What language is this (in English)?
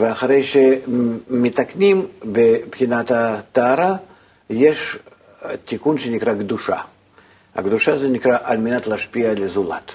Hebrew